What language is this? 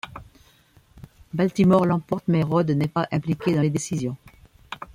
French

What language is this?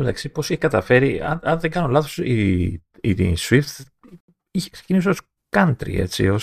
Greek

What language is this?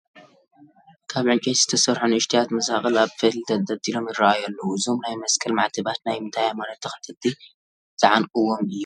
Tigrinya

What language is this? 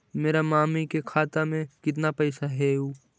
Magahi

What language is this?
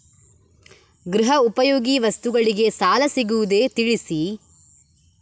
Kannada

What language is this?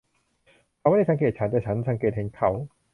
Thai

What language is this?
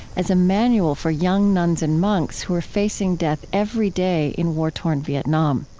English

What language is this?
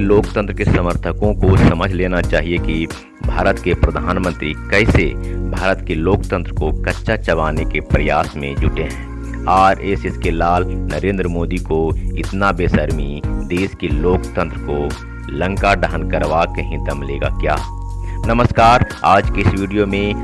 Hindi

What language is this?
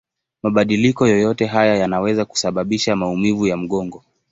Swahili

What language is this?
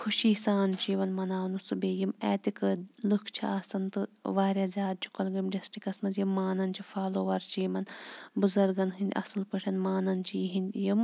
Kashmiri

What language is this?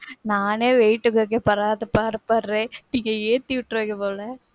Tamil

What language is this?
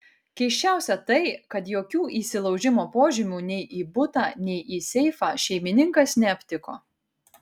Lithuanian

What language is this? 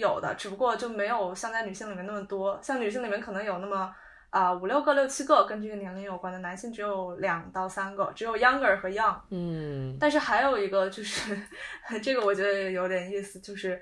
Chinese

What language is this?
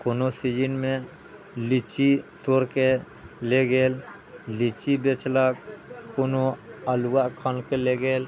Maithili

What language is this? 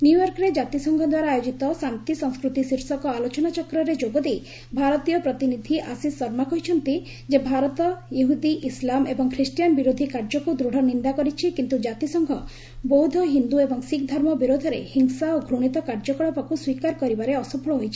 Odia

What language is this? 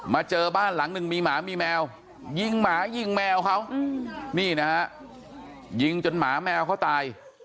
Thai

